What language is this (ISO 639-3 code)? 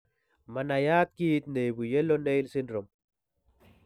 kln